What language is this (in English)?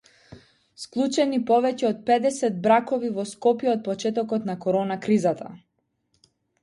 Macedonian